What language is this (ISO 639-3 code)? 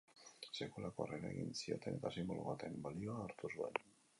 eus